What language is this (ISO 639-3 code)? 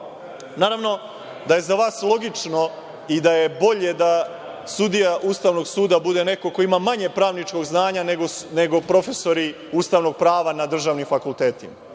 srp